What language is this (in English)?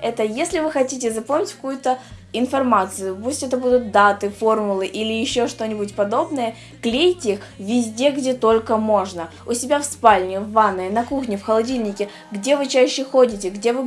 Russian